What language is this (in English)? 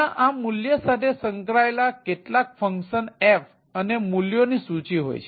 Gujarati